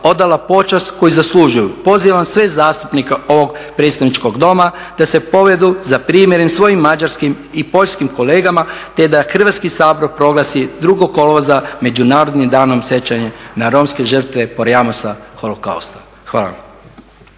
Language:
Croatian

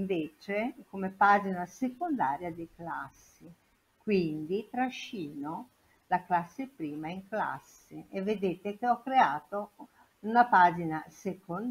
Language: Italian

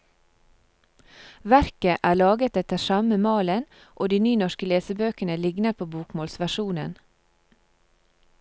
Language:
Norwegian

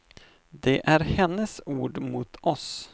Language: Swedish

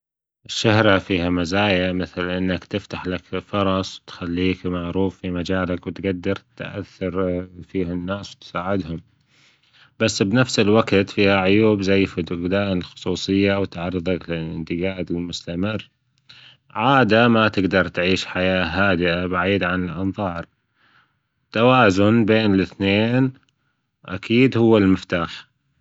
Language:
Gulf Arabic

